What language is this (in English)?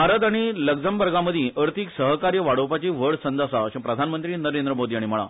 Konkani